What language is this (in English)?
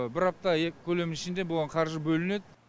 Kazakh